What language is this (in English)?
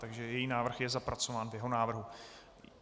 Czech